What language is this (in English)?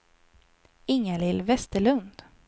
Swedish